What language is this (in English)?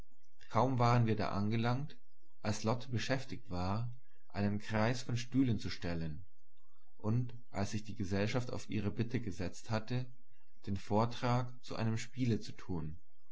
German